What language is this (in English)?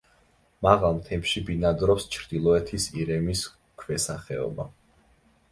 Georgian